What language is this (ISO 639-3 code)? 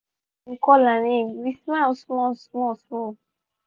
pcm